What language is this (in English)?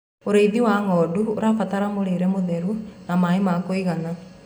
Kikuyu